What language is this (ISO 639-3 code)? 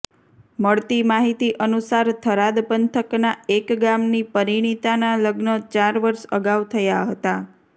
guj